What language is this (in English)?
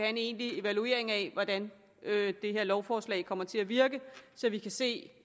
Danish